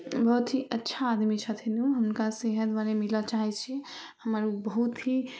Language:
Maithili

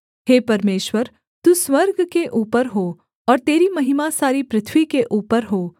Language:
Hindi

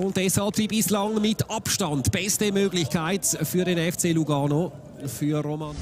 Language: German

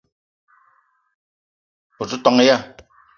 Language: Eton (Cameroon)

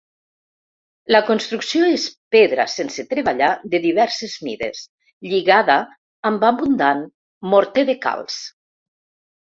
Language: Catalan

